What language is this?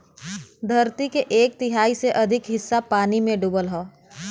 Bhojpuri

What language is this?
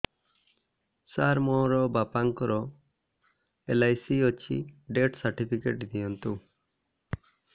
Odia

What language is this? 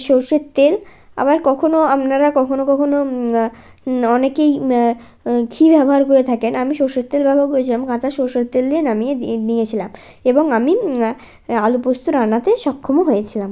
Bangla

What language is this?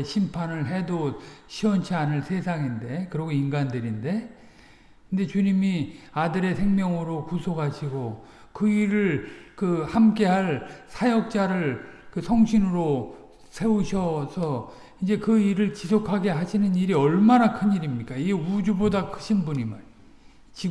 Korean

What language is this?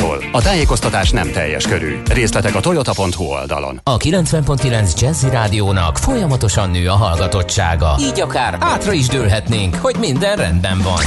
Hungarian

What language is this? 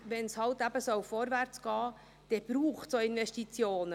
Swiss German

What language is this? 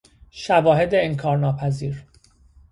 Persian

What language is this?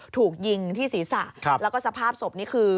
Thai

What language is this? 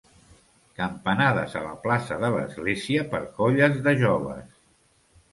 Catalan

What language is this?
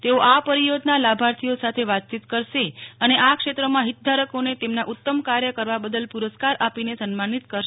Gujarati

